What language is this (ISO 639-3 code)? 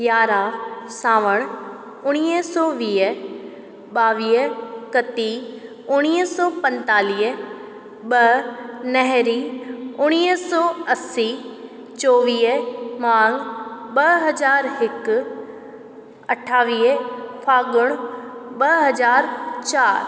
snd